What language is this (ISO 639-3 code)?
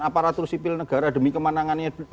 ind